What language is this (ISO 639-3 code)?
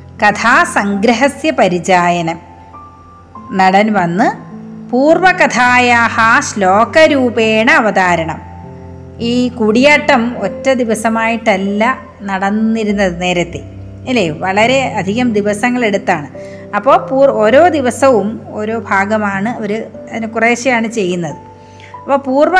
mal